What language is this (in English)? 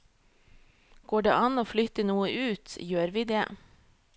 Norwegian